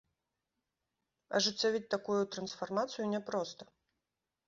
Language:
Belarusian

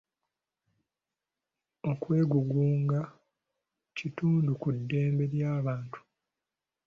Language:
Ganda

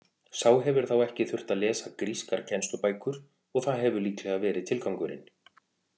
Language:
Icelandic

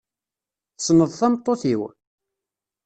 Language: Kabyle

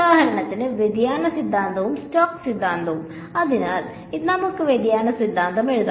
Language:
Malayalam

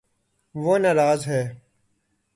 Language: Urdu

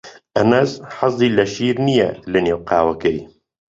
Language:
Central Kurdish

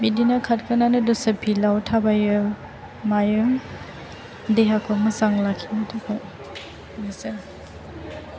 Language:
Bodo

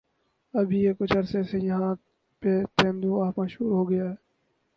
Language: Urdu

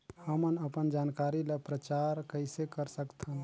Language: Chhattisgarhi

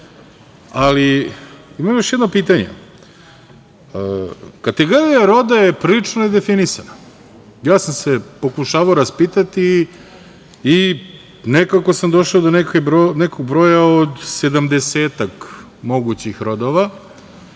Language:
Serbian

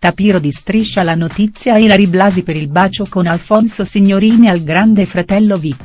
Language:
Italian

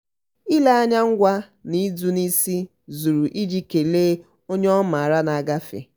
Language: Igbo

